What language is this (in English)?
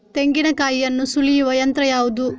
Kannada